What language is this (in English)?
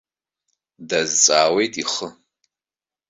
Abkhazian